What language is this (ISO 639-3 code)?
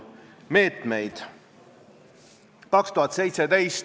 est